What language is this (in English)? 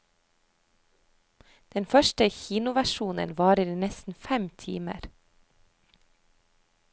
Norwegian